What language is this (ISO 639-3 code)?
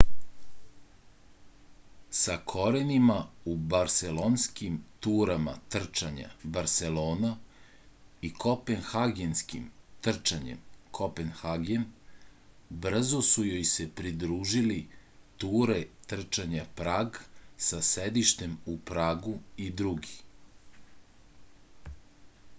srp